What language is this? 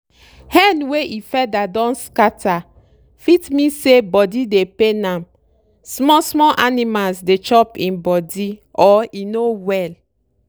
Nigerian Pidgin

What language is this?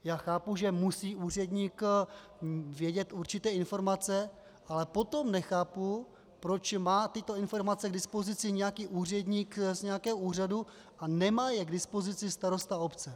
Czech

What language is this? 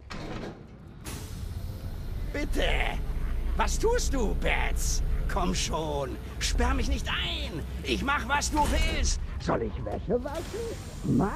German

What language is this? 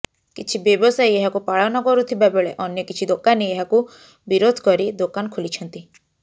Odia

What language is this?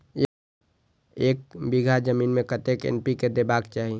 Maithili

